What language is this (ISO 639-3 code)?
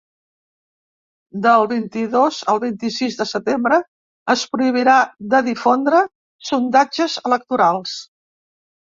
cat